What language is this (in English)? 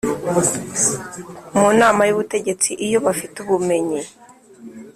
Kinyarwanda